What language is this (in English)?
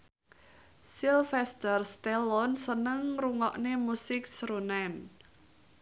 Javanese